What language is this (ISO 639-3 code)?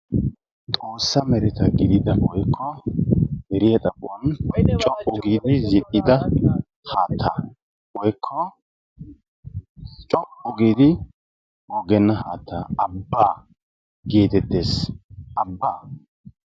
wal